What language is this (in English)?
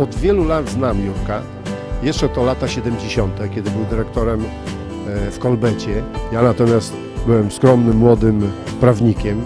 Polish